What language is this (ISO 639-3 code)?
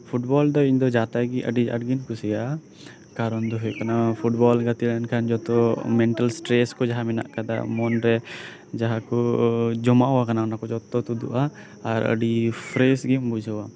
sat